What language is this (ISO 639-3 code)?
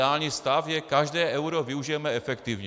ces